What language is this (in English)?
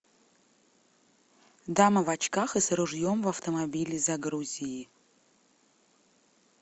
Russian